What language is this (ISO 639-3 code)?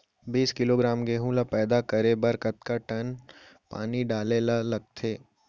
hne